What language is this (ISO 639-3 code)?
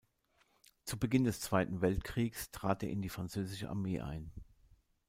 deu